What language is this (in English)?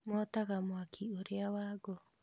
Kikuyu